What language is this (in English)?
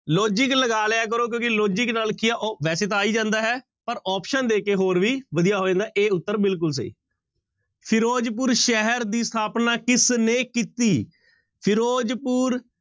Punjabi